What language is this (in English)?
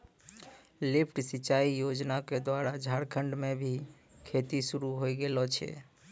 Maithili